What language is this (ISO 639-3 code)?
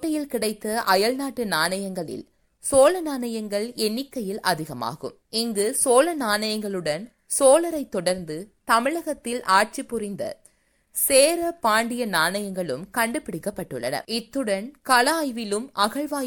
tam